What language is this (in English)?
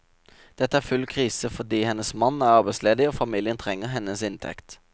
Norwegian